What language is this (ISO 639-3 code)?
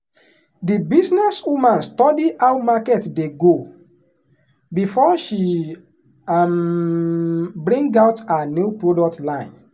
pcm